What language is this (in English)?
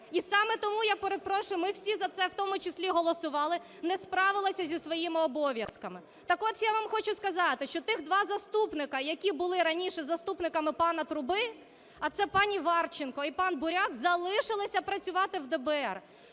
Ukrainian